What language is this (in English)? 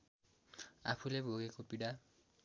Nepali